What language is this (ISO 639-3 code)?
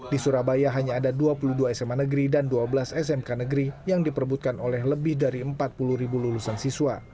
ind